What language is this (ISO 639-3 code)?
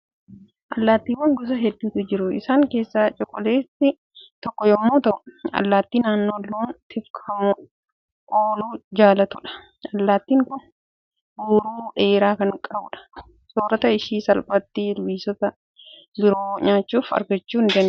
orm